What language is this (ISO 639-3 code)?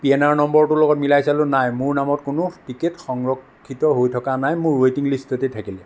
asm